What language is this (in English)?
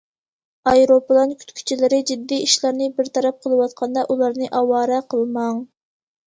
Uyghur